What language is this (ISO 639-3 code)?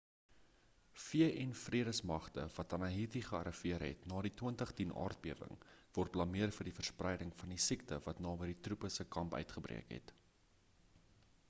afr